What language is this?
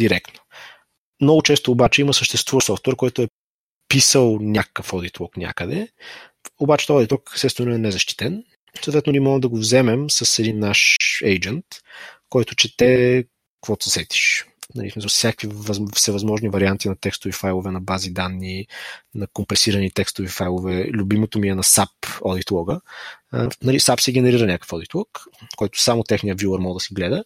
Bulgarian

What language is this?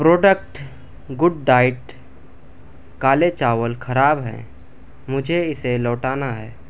Urdu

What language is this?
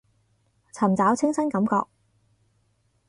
Cantonese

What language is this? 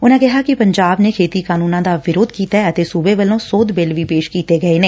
Punjabi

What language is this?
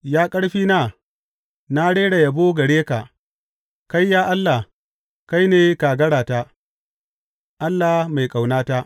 Hausa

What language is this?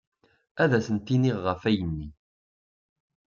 Kabyle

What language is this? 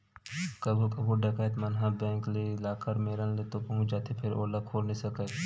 Chhattisgarhi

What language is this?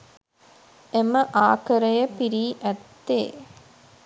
Sinhala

